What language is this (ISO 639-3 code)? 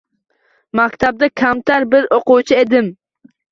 uzb